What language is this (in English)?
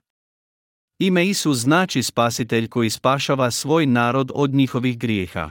Croatian